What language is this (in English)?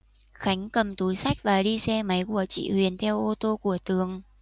Vietnamese